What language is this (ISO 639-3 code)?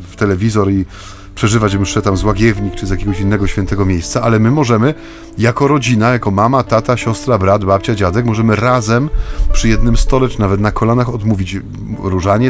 pol